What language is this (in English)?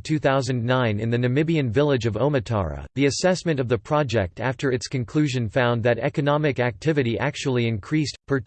English